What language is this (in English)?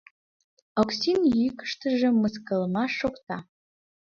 Mari